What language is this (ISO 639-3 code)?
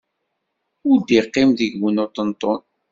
kab